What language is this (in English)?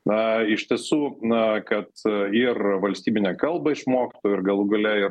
Lithuanian